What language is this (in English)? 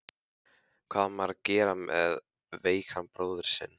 Icelandic